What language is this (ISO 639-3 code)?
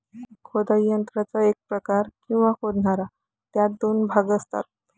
mar